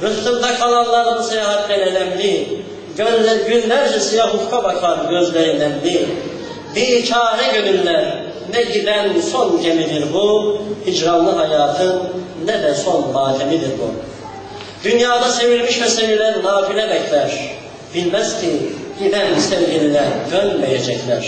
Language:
Turkish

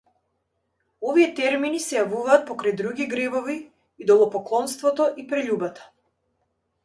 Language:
Macedonian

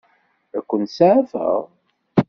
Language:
Kabyle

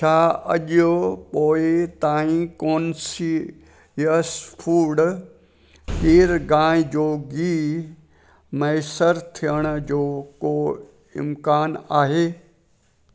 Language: Sindhi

